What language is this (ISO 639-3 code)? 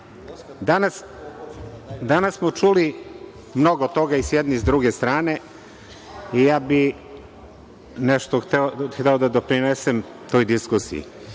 srp